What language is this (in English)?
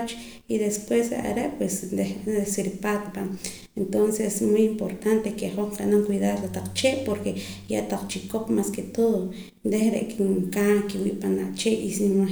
Poqomam